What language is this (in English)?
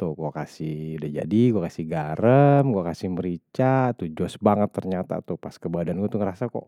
Betawi